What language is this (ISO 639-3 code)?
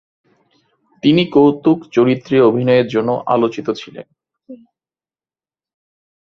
ben